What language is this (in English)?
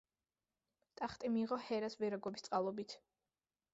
Georgian